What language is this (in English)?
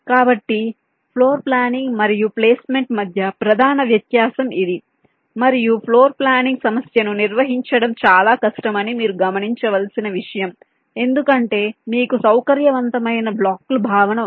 Telugu